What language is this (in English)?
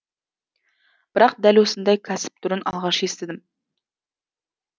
Kazakh